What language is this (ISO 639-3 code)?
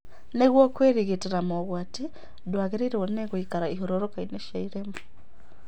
kik